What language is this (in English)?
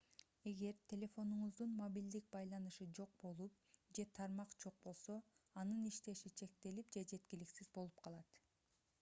Kyrgyz